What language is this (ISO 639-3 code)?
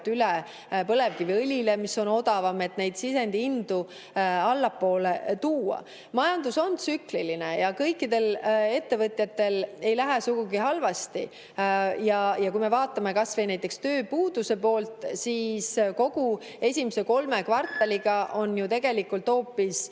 est